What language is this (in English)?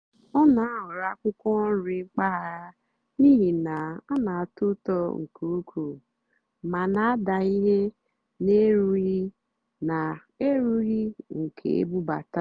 Igbo